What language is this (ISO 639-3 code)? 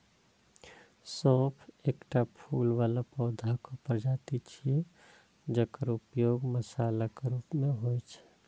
mai